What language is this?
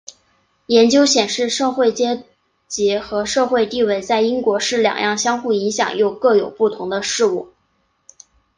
Chinese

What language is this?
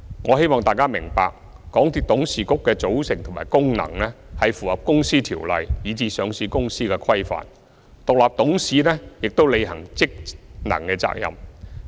Cantonese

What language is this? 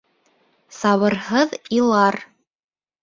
Bashkir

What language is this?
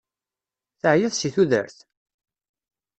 Kabyle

